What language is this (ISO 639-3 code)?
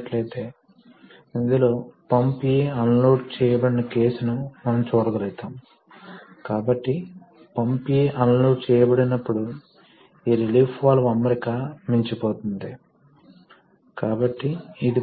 tel